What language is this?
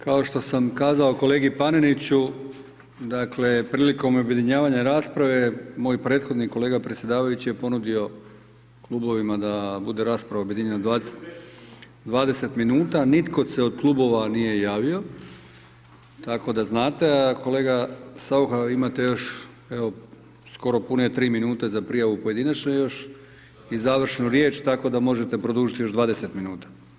Croatian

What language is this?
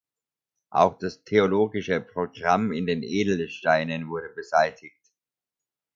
German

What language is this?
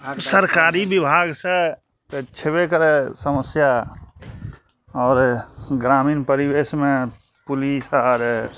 Maithili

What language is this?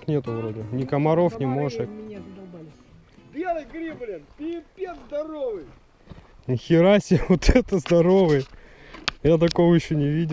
Russian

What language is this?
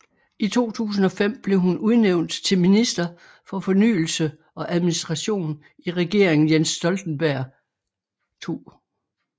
Danish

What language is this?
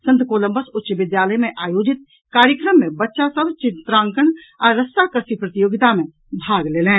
Maithili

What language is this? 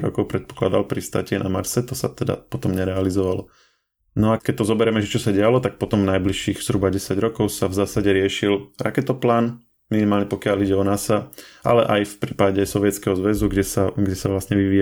Slovak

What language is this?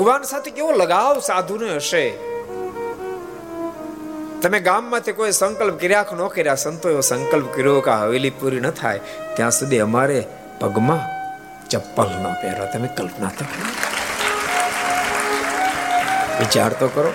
Gujarati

